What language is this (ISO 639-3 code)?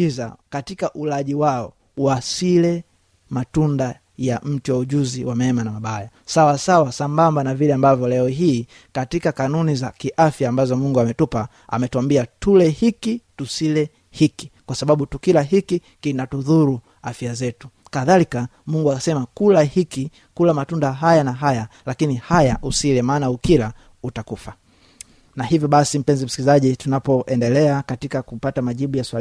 swa